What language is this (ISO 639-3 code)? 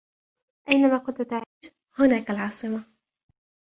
ara